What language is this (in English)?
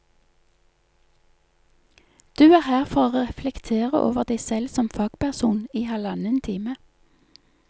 Norwegian